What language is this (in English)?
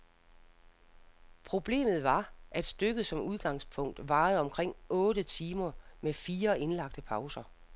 Danish